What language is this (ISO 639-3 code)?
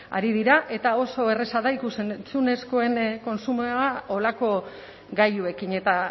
eus